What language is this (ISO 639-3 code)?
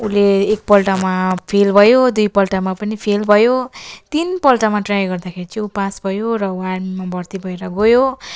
nep